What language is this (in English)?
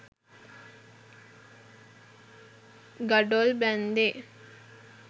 Sinhala